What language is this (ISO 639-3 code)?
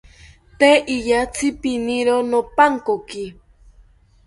cpy